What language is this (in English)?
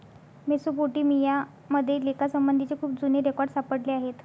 Marathi